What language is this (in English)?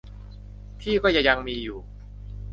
Thai